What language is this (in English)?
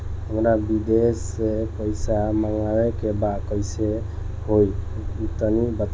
Bhojpuri